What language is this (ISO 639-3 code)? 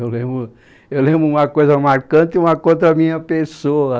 por